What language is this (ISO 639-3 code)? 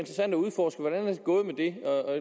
dan